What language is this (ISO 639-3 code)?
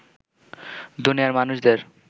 ben